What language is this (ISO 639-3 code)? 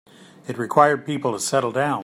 eng